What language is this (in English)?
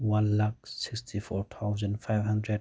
Manipuri